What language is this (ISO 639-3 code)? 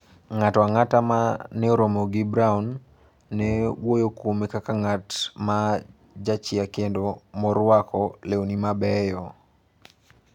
luo